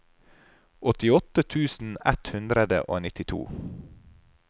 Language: Norwegian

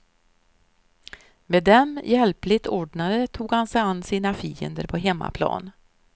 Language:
Swedish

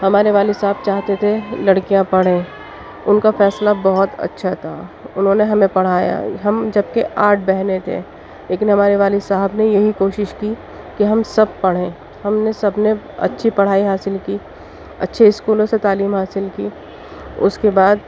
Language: Urdu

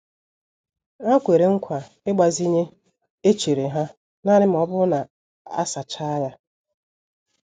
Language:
Igbo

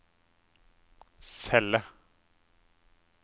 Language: Norwegian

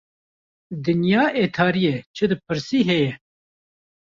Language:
Kurdish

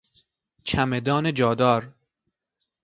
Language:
Persian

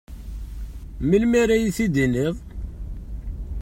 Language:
Kabyle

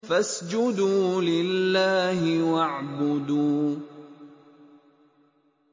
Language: Arabic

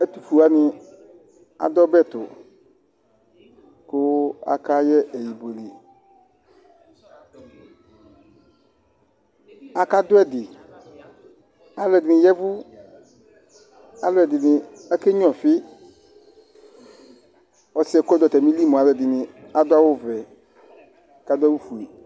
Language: Ikposo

